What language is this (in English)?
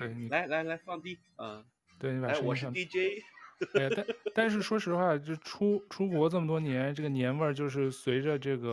Chinese